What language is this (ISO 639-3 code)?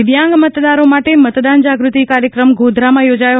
guj